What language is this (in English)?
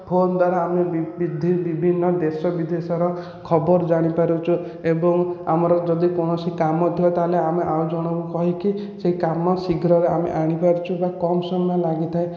Odia